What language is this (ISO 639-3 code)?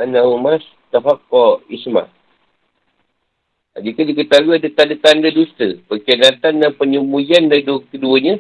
msa